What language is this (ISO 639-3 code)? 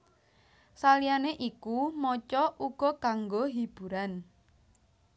jav